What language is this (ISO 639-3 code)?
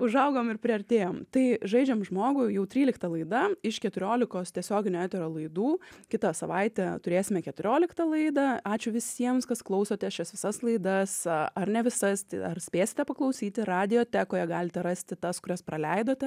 lit